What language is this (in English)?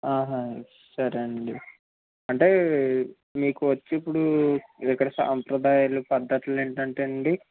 Telugu